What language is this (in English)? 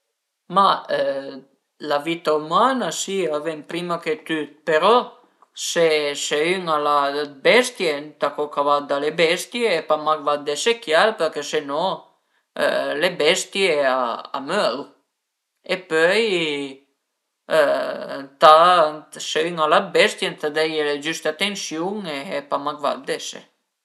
Piedmontese